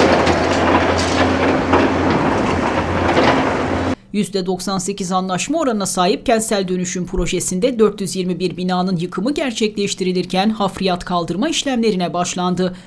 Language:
Turkish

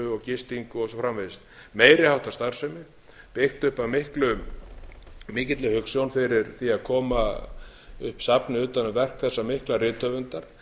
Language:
Icelandic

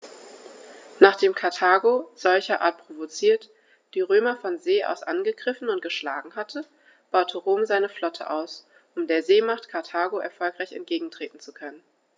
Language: German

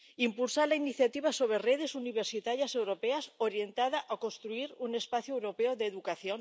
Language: Spanish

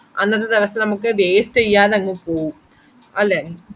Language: Malayalam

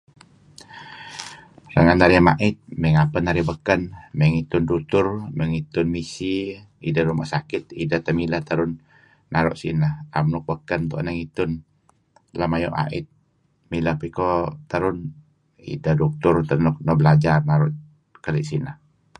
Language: Kelabit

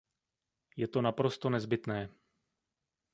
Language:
Czech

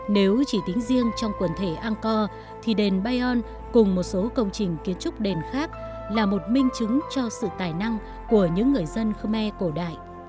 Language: Vietnamese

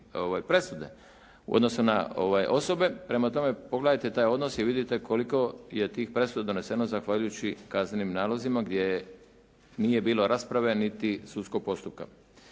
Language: Croatian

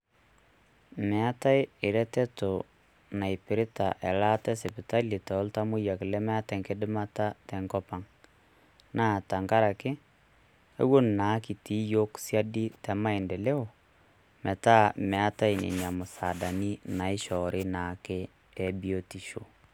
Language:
Masai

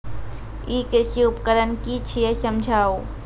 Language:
Maithili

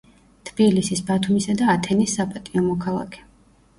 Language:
Georgian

